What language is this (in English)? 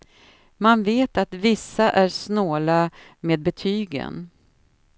Swedish